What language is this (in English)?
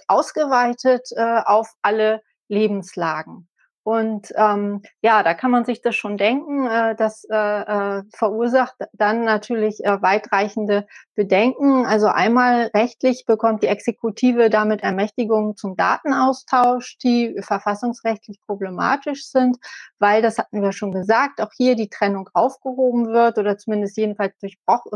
German